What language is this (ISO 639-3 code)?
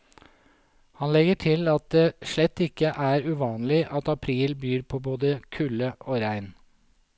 nor